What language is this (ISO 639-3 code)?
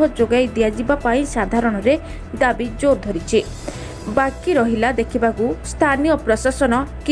ori